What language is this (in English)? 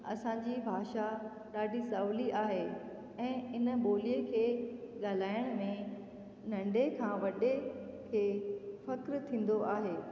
Sindhi